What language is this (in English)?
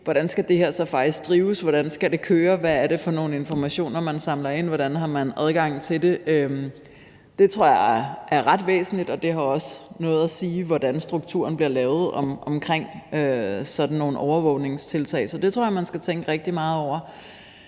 Danish